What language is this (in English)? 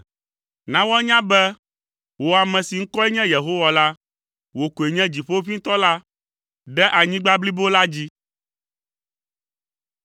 Ewe